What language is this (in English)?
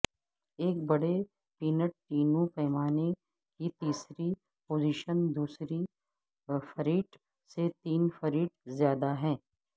Urdu